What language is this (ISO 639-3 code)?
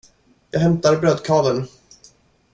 swe